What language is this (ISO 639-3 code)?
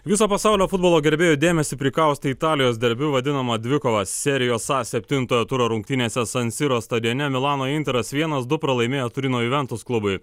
lit